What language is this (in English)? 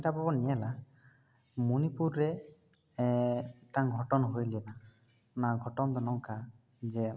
Santali